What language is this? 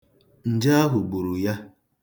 Igbo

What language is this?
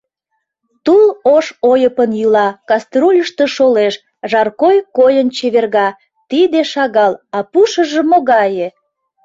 Mari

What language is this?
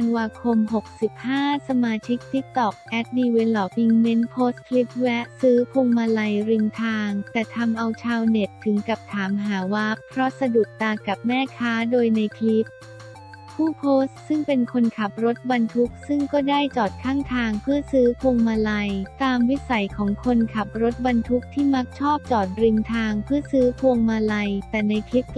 Thai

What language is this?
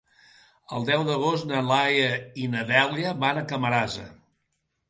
Catalan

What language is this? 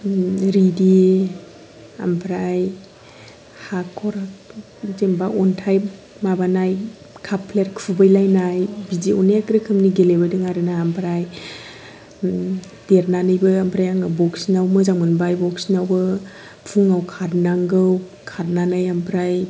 Bodo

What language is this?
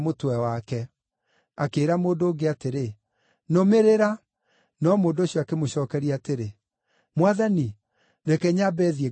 Kikuyu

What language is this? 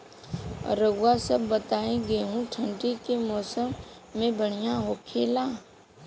Bhojpuri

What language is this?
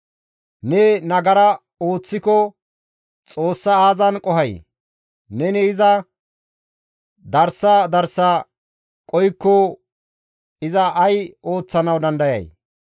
Gamo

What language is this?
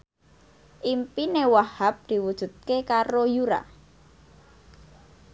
Javanese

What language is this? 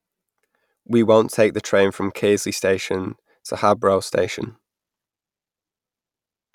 English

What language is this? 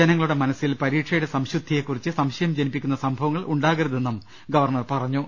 Malayalam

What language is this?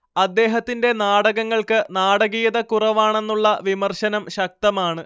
Malayalam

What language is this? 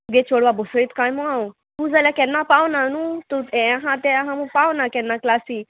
Konkani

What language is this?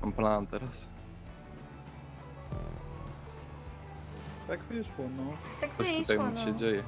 Polish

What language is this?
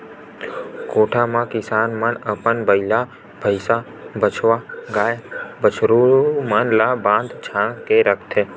Chhattisgarhi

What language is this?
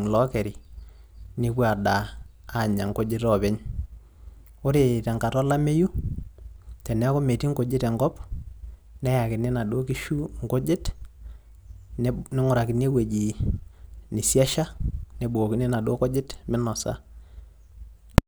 Masai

